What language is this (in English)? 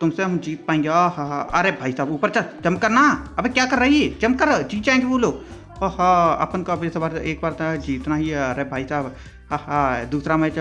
Hindi